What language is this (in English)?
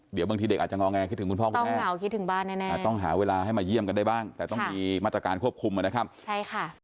Thai